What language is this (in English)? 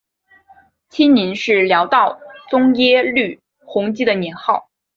Chinese